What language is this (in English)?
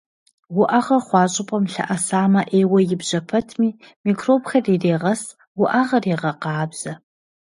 Kabardian